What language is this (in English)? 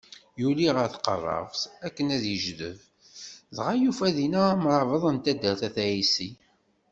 Kabyle